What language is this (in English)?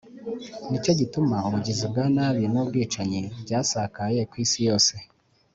Kinyarwanda